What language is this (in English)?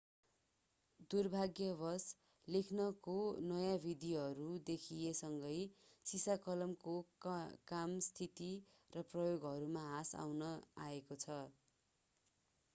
Nepali